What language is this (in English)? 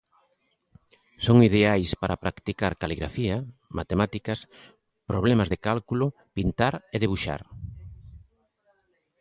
Galician